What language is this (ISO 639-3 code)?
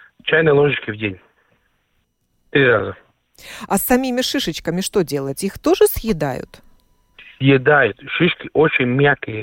rus